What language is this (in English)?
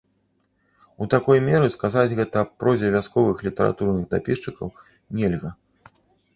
Belarusian